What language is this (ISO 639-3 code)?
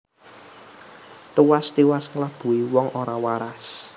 jav